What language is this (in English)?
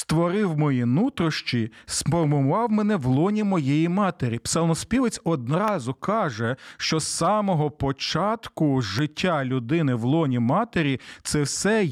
Ukrainian